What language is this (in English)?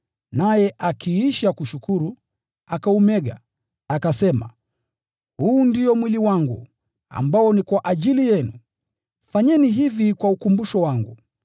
Swahili